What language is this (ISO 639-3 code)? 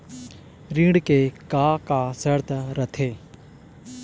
hne